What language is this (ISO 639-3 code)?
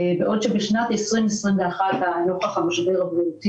heb